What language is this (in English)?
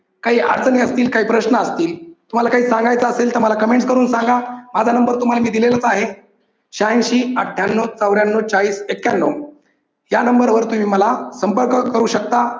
Marathi